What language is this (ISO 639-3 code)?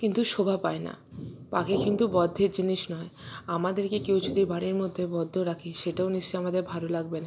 ben